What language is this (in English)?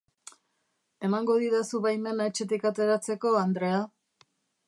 Basque